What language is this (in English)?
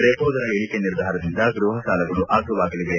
Kannada